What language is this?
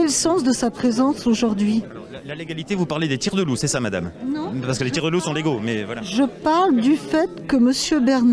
French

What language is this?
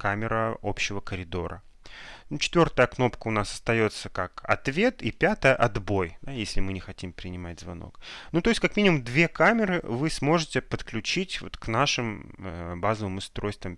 Russian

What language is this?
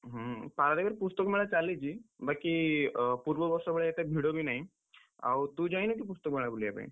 Odia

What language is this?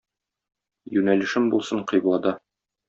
Tatar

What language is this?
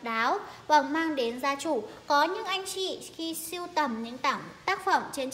Vietnamese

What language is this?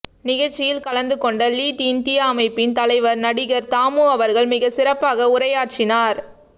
Tamil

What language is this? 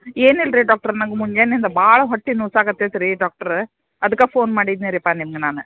Kannada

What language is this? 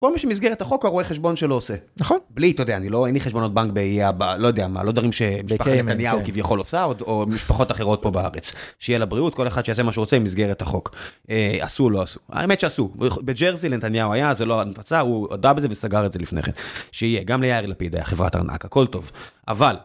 Hebrew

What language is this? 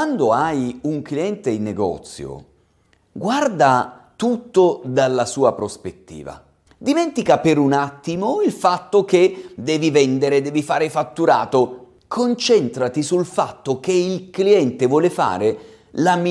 Italian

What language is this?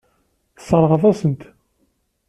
Kabyle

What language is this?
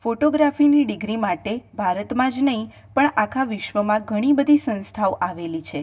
Gujarati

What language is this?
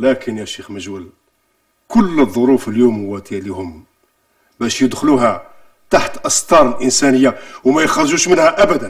Arabic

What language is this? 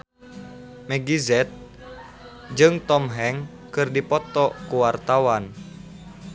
Sundanese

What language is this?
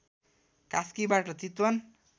Nepali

